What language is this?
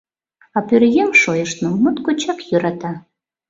Mari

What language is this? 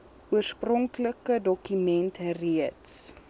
Afrikaans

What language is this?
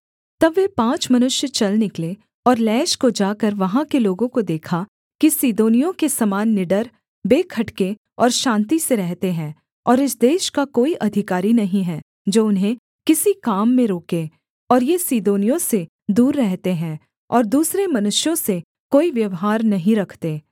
Hindi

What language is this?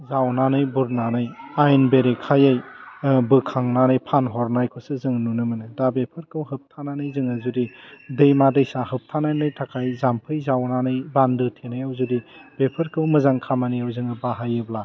Bodo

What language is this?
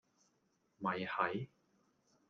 Cantonese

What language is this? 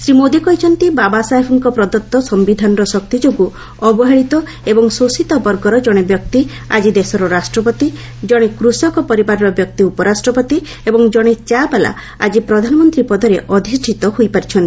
Odia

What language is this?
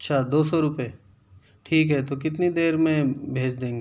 Urdu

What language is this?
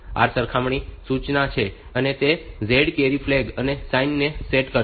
Gujarati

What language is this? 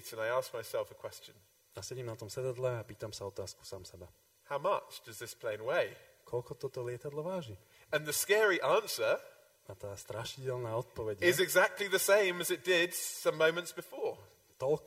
Slovak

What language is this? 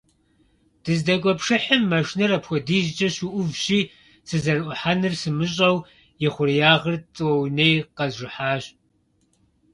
Kabardian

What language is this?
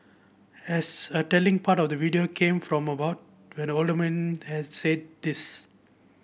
English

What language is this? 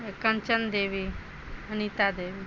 Maithili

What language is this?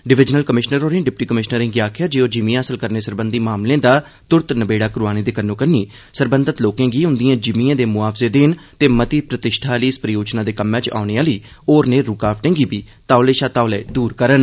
Dogri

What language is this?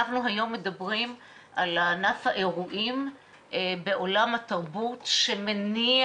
Hebrew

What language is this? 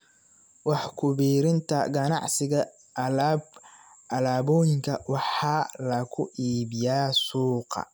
Somali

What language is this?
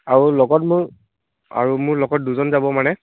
Assamese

